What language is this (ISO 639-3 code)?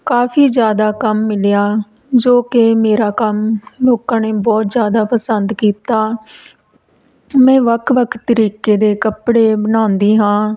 pan